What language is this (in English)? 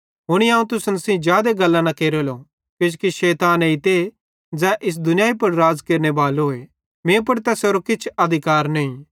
Bhadrawahi